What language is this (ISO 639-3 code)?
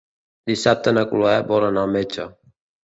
cat